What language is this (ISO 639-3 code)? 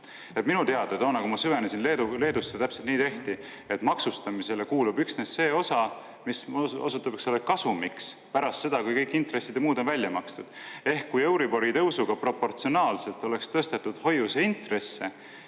est